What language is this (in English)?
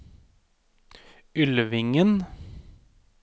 Norwegian